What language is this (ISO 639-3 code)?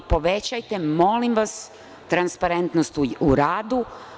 srp